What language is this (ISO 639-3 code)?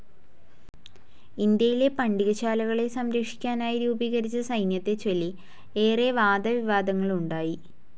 mal